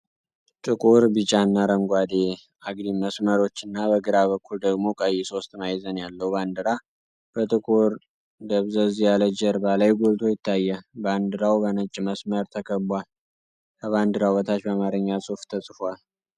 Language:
Amharic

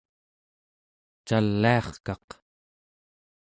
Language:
Central Yupik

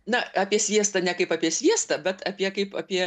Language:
Lithuanian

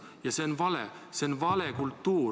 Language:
Estonian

